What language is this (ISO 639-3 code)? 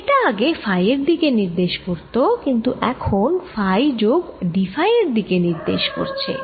ben